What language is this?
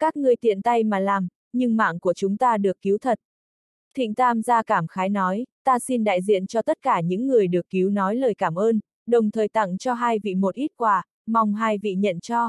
Vietnamese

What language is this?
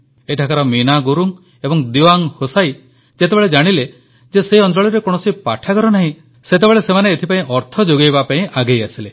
Odia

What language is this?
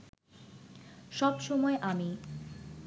Bangla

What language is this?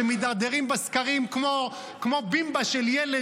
Hebrew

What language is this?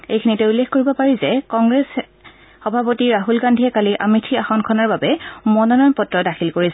Assamese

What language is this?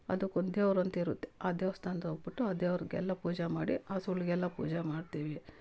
Kannada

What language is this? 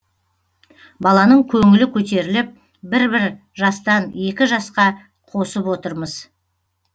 Kazakh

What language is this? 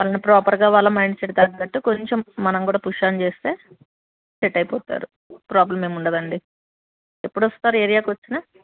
Telugu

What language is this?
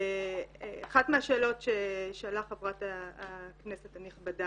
Hebrew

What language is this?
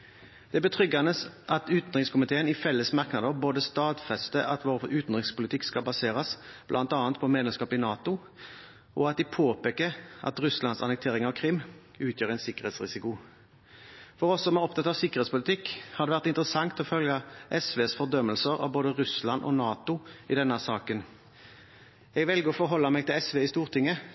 Norwegian Bokmål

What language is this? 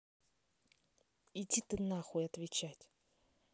Russian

